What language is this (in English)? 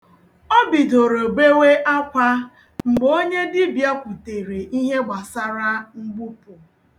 Igbo